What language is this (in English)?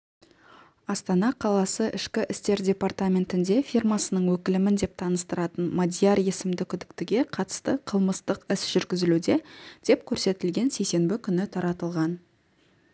Kazakh